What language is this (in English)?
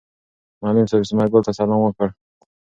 Pashto